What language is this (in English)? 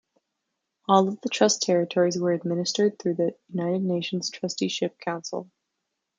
English